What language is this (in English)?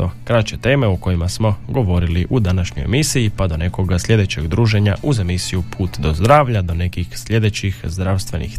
Croatian